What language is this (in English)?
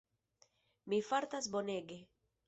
Esperanto